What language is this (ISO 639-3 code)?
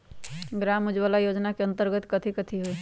mag